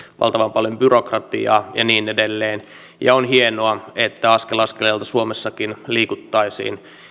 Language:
Finnish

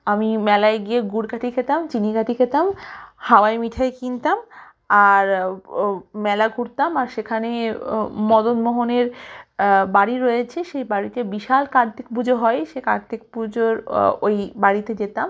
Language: Bangla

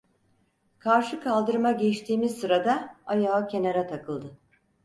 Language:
Turkish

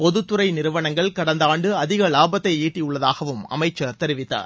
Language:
Tamil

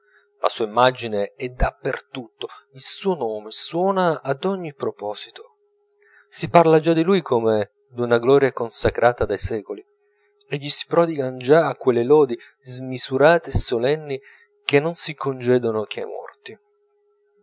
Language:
Italian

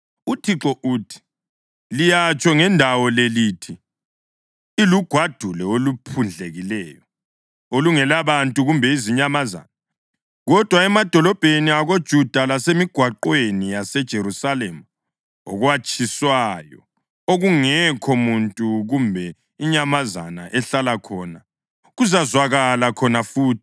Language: North Ndebele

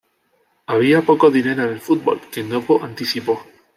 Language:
Spanish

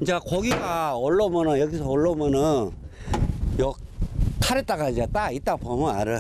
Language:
Korean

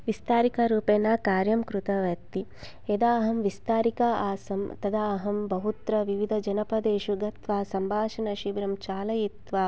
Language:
Sanskrit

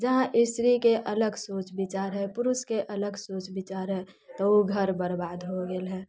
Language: Maithili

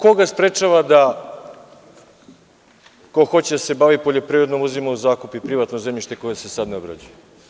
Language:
Serbian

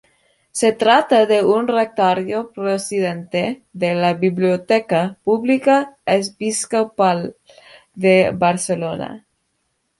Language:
Spanish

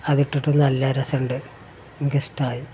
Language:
Malayalam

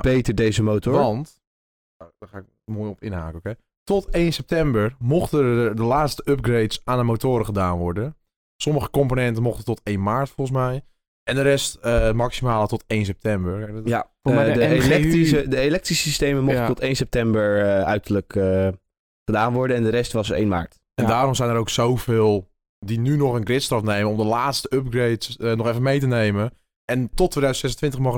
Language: Dutch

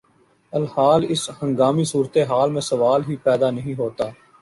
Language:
Urdu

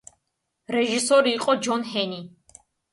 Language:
Georgian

